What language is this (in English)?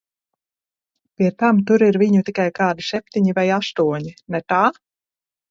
Latvian